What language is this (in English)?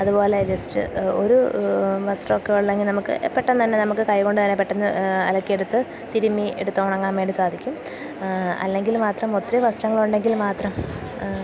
Malayalam